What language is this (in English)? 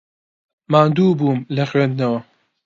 Central Kurdish